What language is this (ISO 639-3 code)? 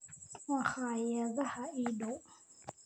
som